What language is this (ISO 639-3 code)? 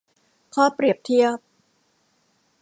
tha